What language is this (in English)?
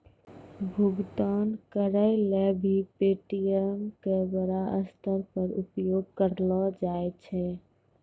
Maithili